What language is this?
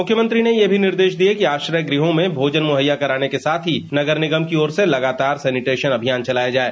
Hindi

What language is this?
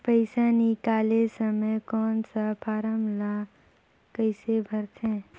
Chhattisgarhi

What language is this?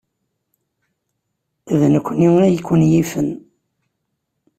Kabyle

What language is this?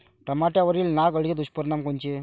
Marathi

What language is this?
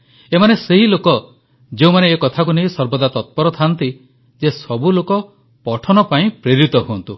Odia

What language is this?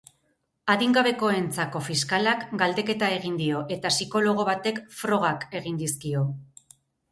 Basque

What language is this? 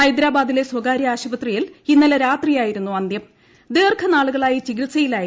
Malayalam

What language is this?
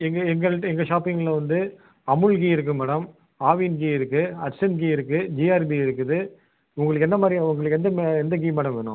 Tamil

